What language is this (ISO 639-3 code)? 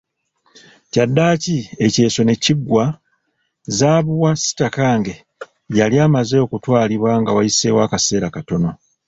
lug